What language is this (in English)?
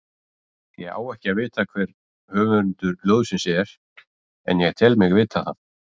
Icelandic